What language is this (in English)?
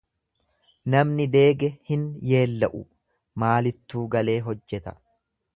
Oromo